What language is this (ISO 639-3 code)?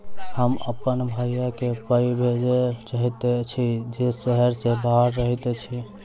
mai